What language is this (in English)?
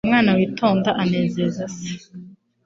Kinyarwanda